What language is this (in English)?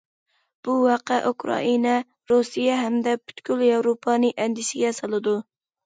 Uyghur